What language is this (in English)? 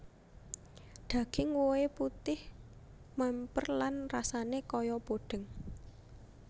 Javanese